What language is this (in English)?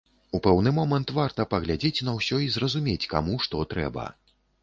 Belarusian